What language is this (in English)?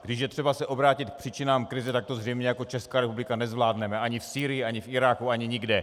Czech